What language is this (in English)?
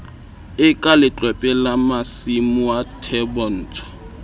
Southern Sotho